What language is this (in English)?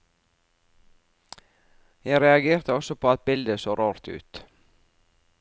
Norwegian